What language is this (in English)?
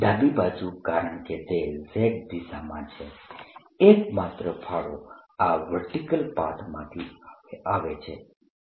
Gujarati